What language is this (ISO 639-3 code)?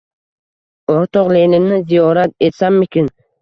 uzb